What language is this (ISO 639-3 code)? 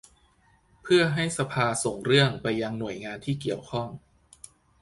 tha